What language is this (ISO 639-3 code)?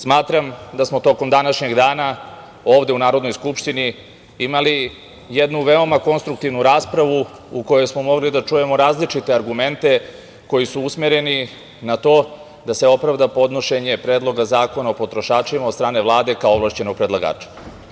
srp